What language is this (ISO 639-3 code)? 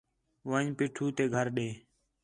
xhe